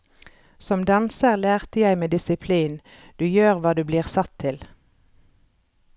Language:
Norwegian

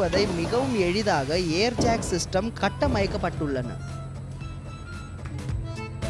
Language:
Tamil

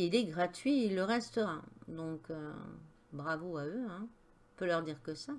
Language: French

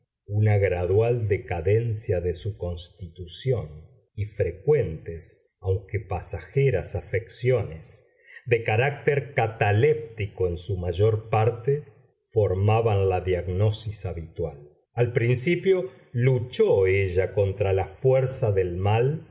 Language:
Spanish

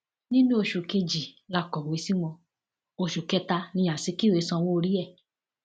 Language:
Yoruba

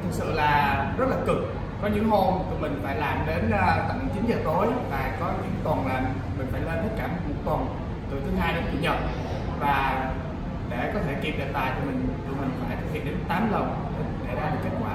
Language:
Vietnamese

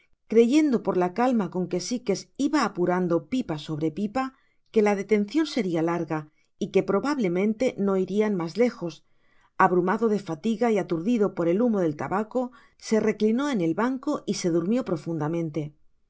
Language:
Spanish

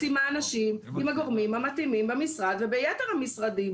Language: Hebrew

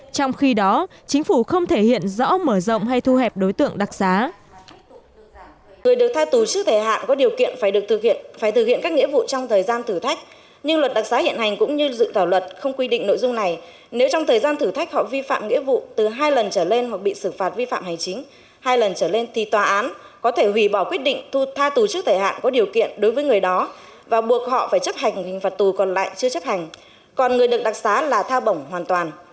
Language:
Vietnamese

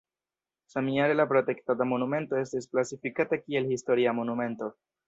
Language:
Esperanto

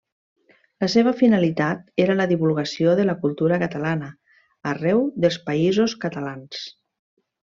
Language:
Catalan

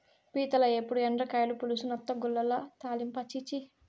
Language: Telugu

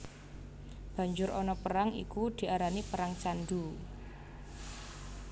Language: Javanese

